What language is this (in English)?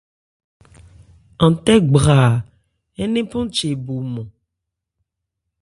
Ebrié